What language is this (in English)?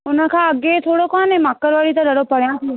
Sindhi